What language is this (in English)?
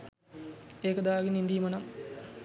Sinhala